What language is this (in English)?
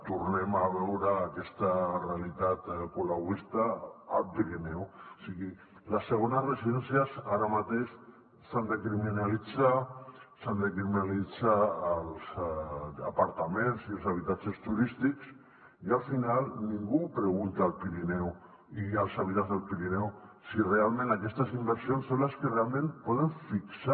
Catalan